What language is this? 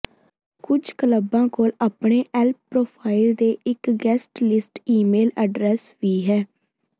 Punjabi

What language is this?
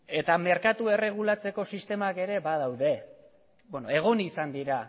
Basque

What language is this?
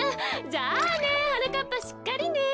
Japanese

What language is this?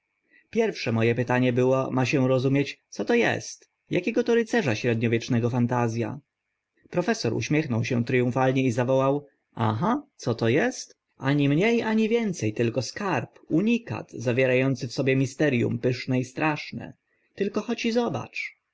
Polish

